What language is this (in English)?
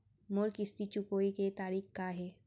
Chhattisgarhi